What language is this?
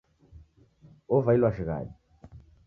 Taita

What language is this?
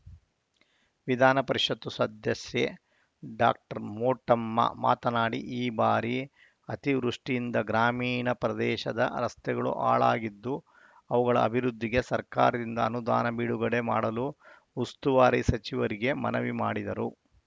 Kannada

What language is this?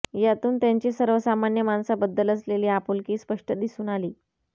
Marathi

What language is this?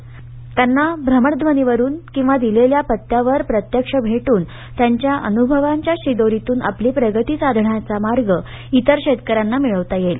Marathi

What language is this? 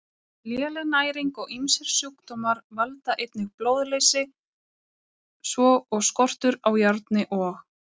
Icelandic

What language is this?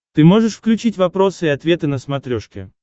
Russian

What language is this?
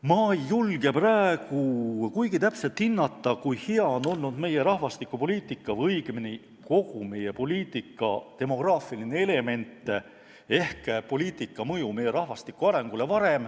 Estonian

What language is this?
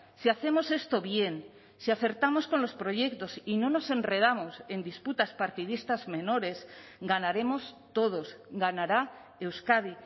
Spanish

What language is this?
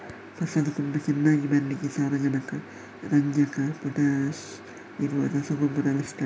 Kannada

